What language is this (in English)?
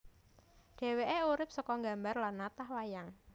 Javanese